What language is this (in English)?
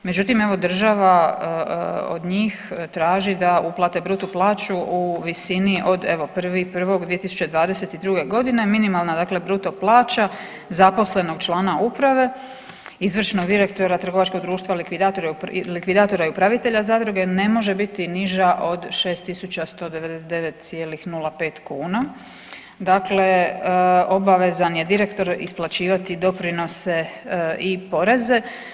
Croatian